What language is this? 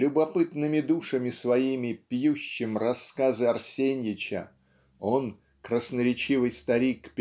Russian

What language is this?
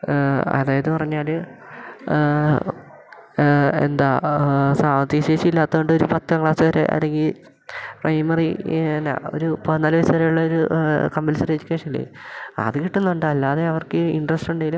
Malayalam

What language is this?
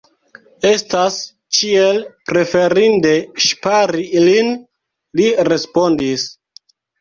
Esperanto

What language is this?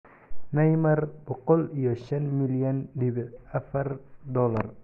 Somali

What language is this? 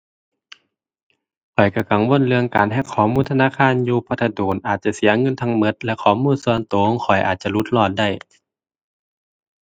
Thai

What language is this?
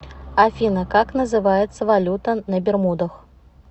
Russian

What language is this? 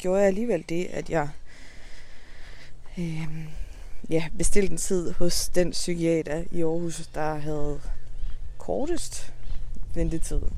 Danish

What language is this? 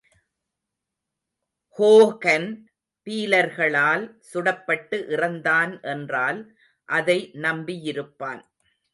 Tamil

